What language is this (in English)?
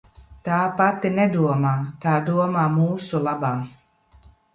Latvian